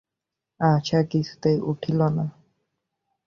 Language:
Bangla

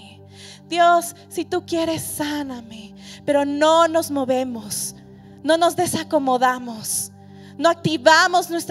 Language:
Spanish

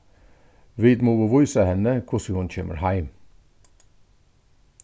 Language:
Faroese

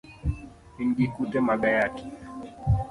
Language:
Luo (Kenya and Tanzania)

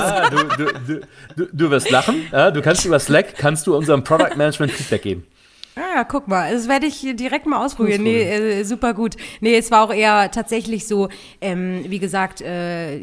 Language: German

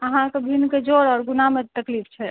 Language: Maithili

